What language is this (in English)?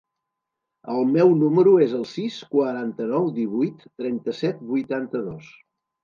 Catalan